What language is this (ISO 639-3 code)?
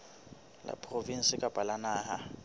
sot